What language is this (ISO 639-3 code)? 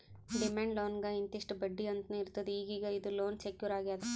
kan